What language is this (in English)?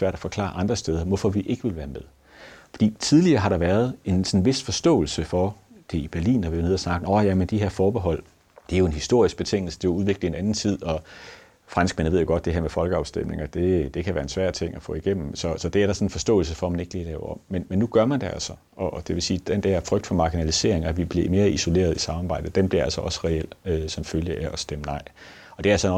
Danish